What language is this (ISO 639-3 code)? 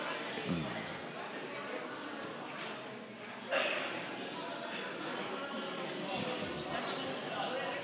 heb